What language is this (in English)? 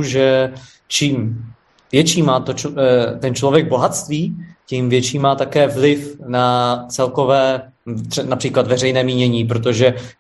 Czech